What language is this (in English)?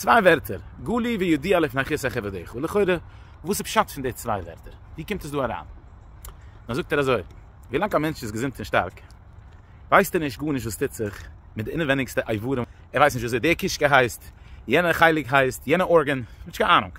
German